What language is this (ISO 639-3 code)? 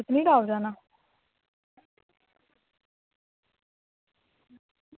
doi